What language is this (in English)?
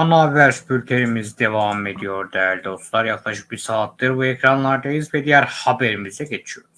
Turkish